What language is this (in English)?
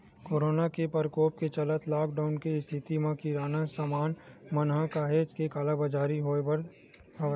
Chhattisgarhi